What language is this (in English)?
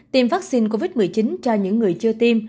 Vietnamese